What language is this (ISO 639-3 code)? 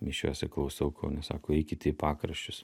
lit